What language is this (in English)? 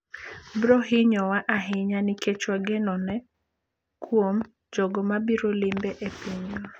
Luo (Kenya and Tanzania)